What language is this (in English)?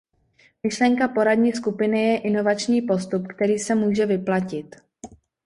Czech